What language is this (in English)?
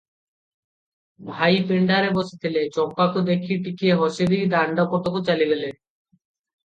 Odia